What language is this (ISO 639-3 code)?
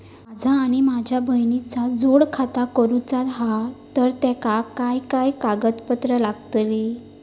mar